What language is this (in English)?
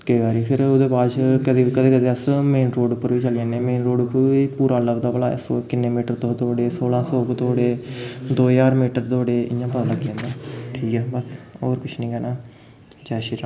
Dogri